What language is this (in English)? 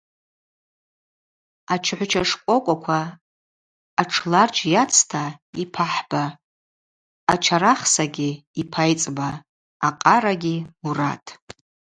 Abaza